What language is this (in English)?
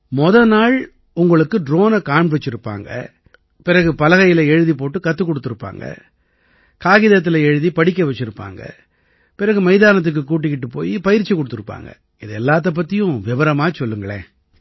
Tamil